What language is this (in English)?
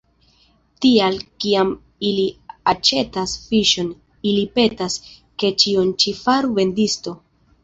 Esperanto